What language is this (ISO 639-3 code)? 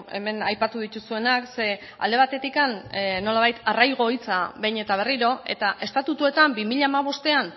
eus